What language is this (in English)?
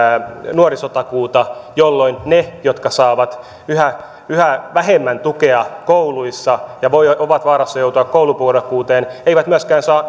Finnish